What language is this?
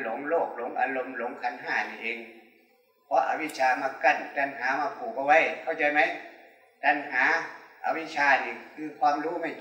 Thai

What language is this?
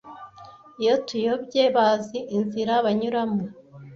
Kinyarwanda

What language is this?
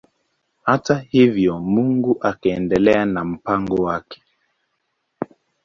Swahili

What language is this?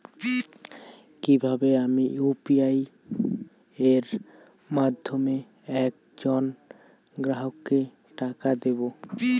Bangla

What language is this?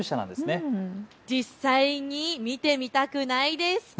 Japanese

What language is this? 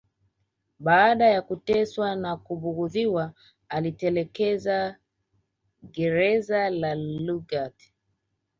Swahili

